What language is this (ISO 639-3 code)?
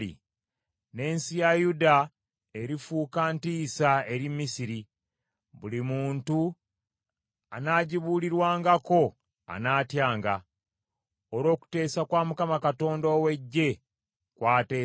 lug